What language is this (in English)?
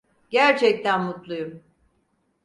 Turkish